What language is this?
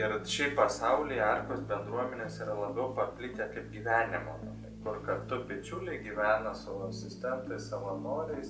Lithuanian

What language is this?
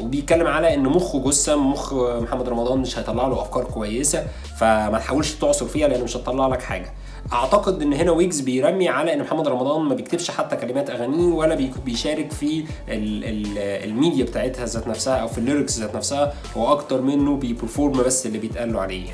Arabic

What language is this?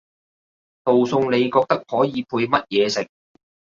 Cantonese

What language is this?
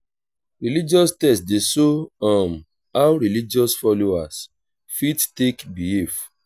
Nigerian Pidgin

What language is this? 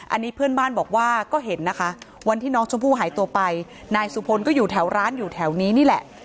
Thai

